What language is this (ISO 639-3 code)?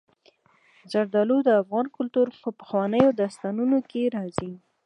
pus